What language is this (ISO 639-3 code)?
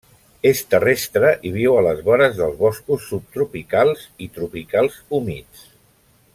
cat